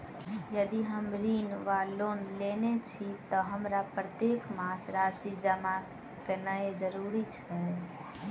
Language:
Maithili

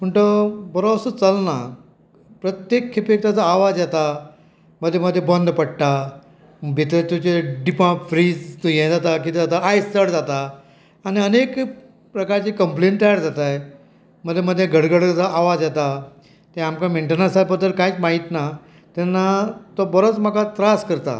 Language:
Konkani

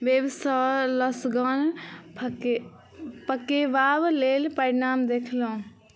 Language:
Maithili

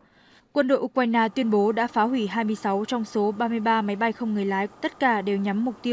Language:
Vietnamese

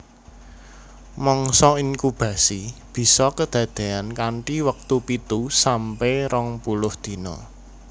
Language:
Javanese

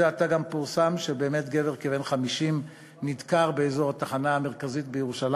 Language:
Hebrew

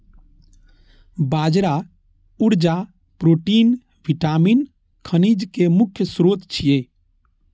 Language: Maithili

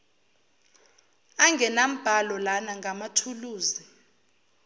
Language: Zulu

